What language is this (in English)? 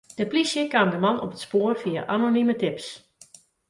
Western Frisian